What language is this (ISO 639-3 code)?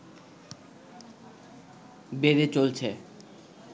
ben